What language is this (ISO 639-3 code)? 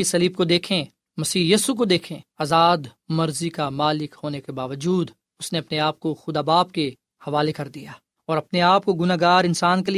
urd